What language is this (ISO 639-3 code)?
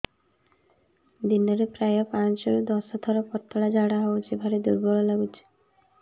ori